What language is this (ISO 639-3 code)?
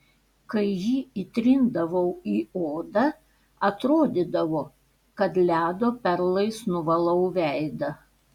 lit